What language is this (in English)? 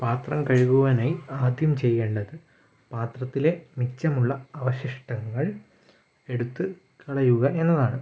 Malayalam